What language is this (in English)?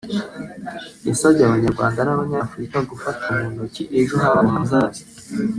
Kinyarwanda